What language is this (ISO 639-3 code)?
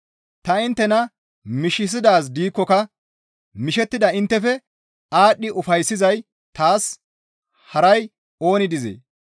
gmv